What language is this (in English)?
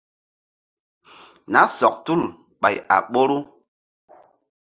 Mbum